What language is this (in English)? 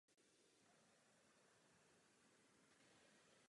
Czech